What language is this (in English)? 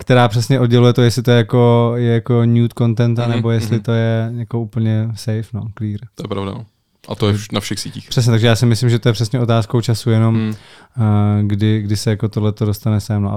Czech